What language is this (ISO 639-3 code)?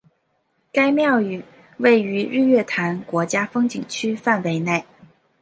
zho